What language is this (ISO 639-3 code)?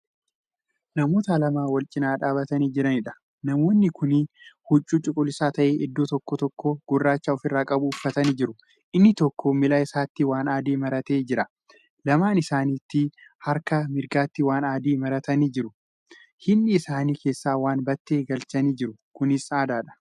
orm